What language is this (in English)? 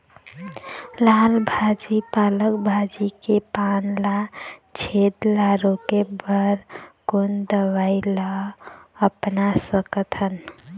Chhattisgarhi